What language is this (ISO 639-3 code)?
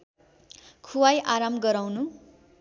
nep